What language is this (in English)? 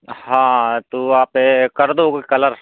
Hindi